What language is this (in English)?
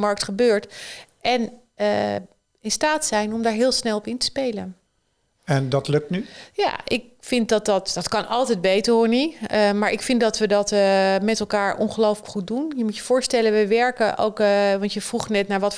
Dutch